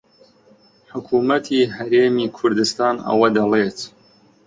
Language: Central Kurdish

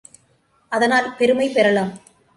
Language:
Tamil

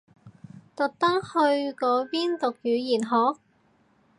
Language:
Cantonese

